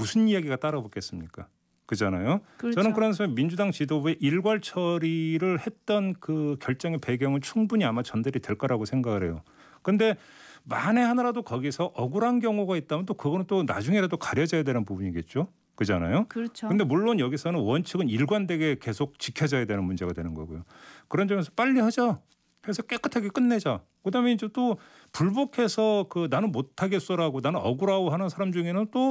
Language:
Korean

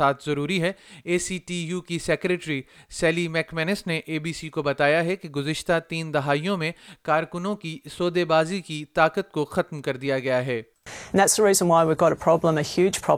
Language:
Urdu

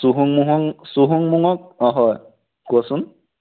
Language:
Assamese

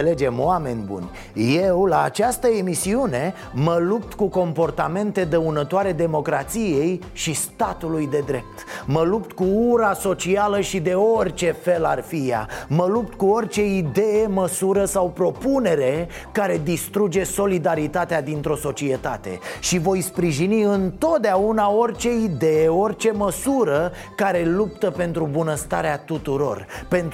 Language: Romanian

